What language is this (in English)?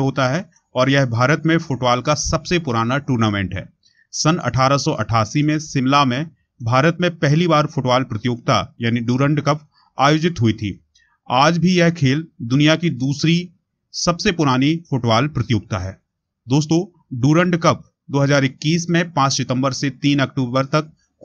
Hindi